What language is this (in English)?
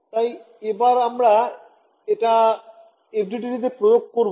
Bangla